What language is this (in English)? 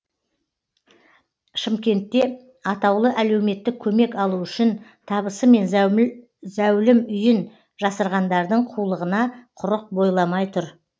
Kazakh